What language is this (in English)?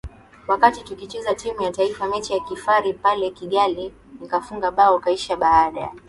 Swahili